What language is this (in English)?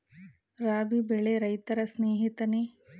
Kannada